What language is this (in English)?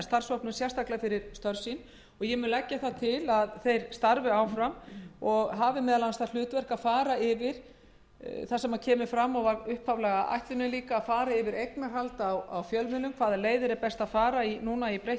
Icelandic